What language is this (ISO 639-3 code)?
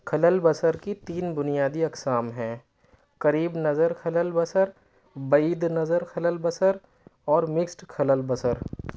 urd